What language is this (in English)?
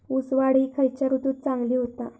Marathi